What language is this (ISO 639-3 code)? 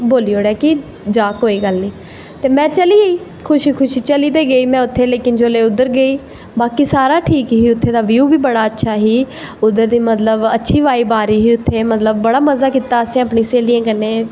doi